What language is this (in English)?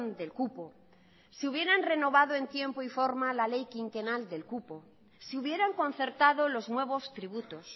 Spanish